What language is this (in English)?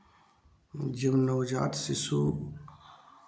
Hindi